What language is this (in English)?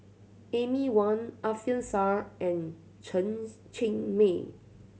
English